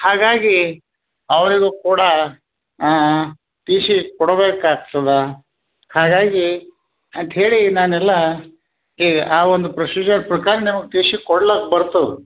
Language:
Kannada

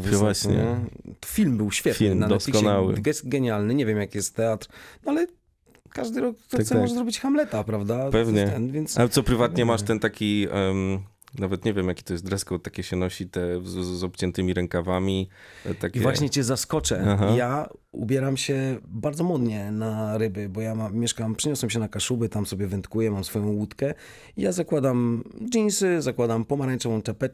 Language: Polish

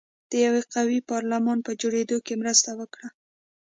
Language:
Pashto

